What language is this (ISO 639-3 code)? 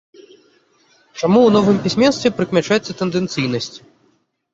bel